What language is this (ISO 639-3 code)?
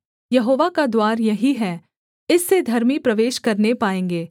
hin